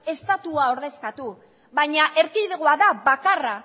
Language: Basque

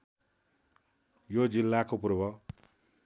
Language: Nepali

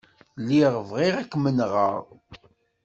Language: Kabyle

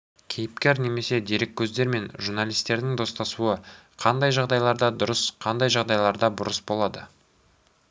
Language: Kazakh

